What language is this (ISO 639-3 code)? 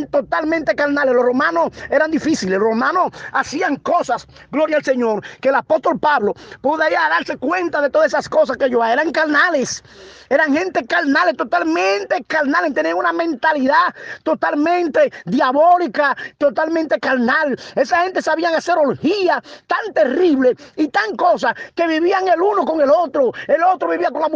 spa